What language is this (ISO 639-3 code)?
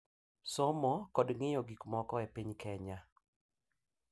luo